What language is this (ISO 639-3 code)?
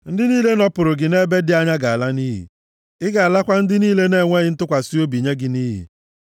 ibo